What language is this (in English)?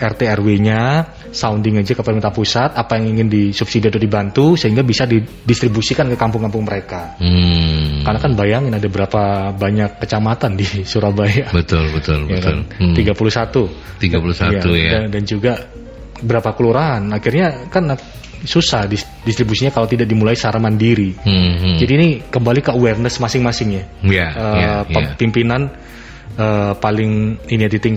Indonesian